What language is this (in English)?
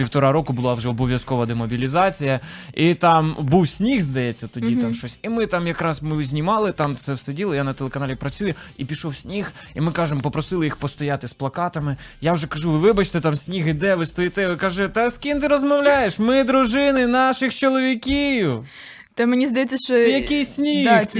Ukrainian